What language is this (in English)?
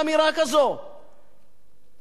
Hebrew